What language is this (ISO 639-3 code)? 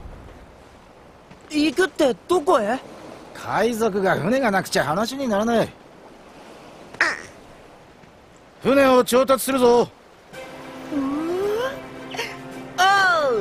jpn